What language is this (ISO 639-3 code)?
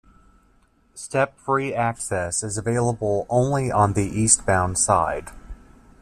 eng